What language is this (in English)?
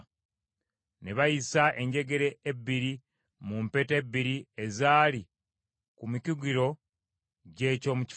Ganda